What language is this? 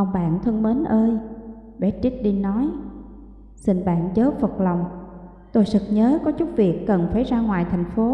Vietnamese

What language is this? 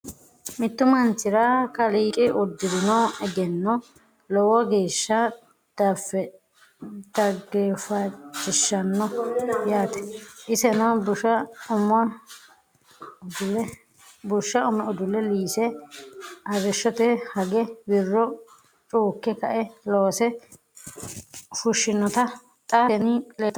Sidamo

